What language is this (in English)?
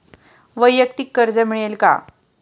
Marathi